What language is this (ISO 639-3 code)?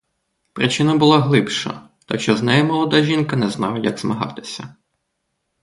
ukr